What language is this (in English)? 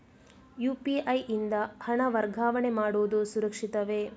Kannada